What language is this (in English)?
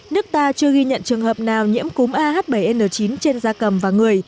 Vietnamese